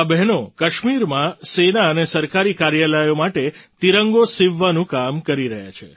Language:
Gujarati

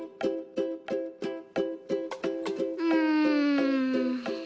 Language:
Japanese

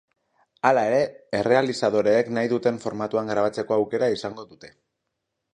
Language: Basque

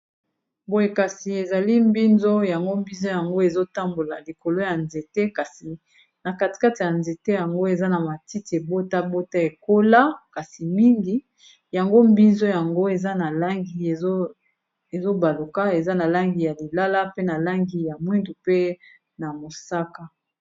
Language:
Lingala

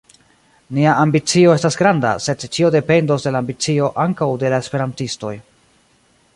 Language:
Esperanto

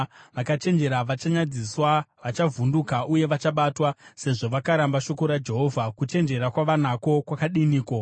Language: Shona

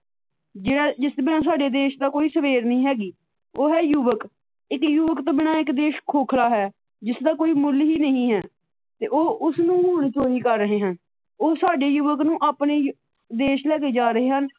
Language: Punjabi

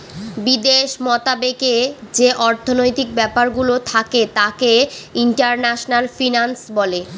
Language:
Bangla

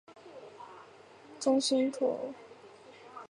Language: Chinese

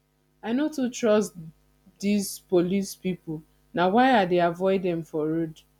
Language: Nigerian Pidgin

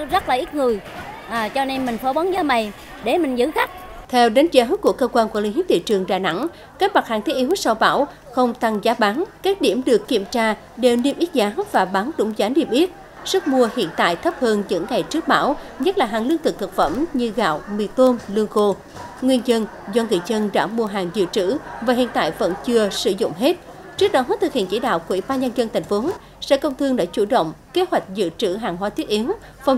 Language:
Vietnamese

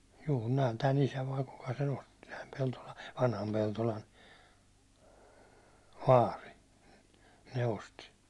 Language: Finnish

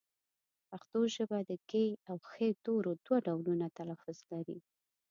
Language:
Pashto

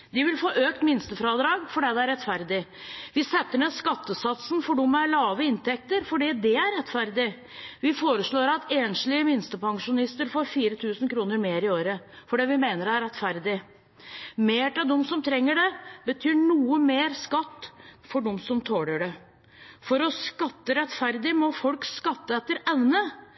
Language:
Norwegian Bokmål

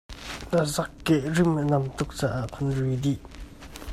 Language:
Hakha Chin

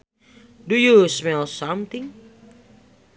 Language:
Sundanese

